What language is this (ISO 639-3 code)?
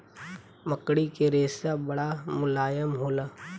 bho